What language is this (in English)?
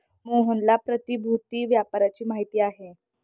Marathi